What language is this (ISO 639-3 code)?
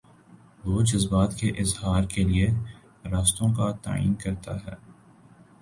urd